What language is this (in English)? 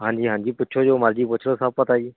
Punjabi